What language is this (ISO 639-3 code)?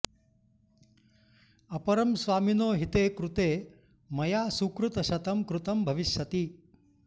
san